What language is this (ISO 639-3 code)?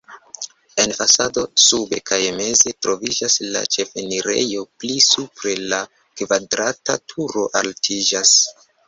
epo